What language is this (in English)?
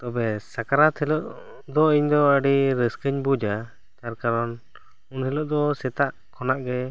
Santali